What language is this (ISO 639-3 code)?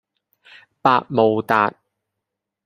yue